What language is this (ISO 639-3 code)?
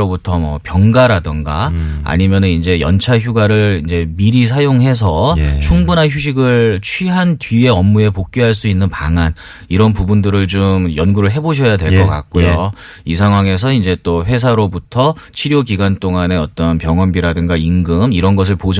kor